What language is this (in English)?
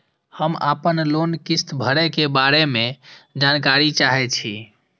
Maithili